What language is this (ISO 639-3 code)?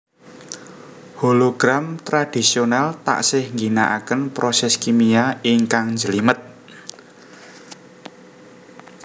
jav